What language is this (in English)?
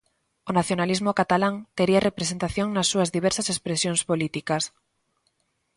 Galician